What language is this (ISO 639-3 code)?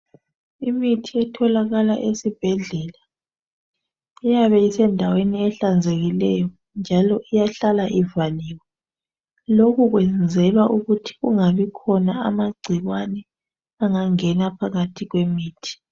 nde